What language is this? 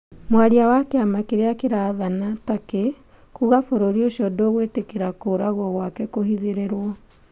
Kikuyu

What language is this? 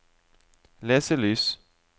Norwegian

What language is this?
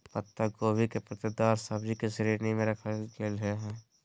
Magahi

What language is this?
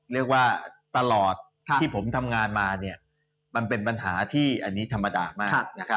Thai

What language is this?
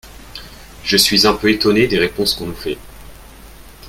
French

